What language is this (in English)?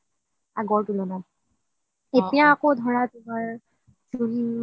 Assamese